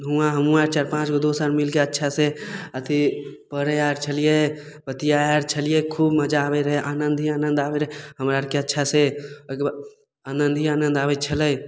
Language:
Maithili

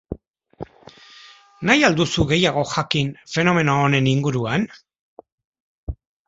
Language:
Basque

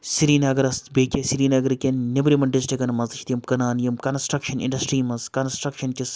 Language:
Kashmiri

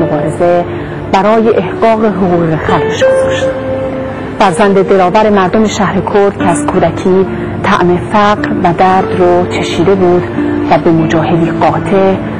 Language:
Persian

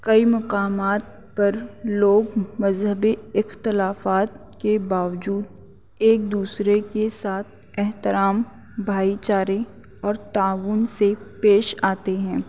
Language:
Urdu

